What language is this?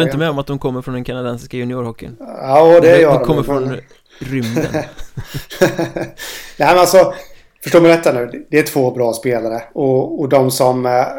Swedish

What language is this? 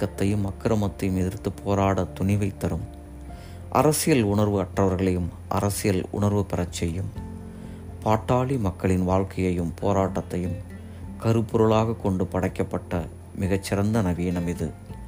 Tamil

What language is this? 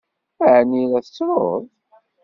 Kabyle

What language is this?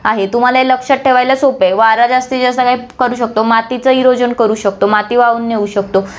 Marathi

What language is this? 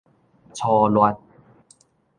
Min Nan Chinese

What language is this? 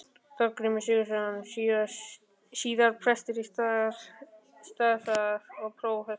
Icelandic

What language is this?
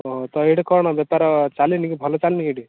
Odia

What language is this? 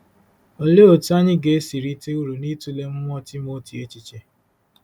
Igbo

